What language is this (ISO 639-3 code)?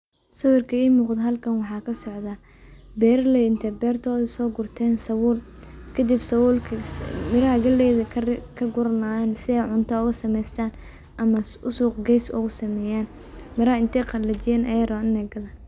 som